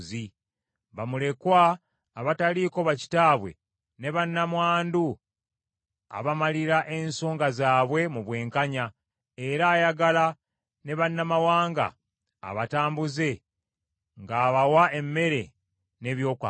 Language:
Ganda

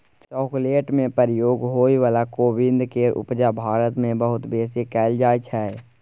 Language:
Maithili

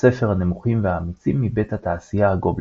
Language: Hebrew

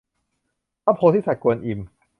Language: Thai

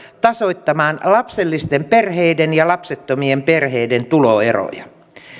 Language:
Finnish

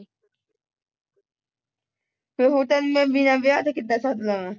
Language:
Punjabi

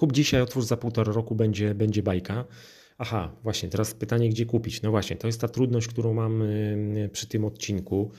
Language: Polish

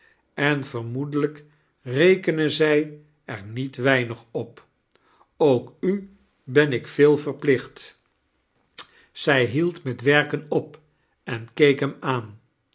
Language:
Dutch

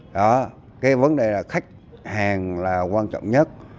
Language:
Vietnamese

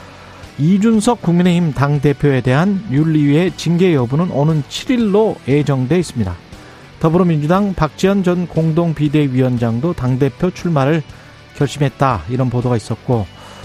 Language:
Korean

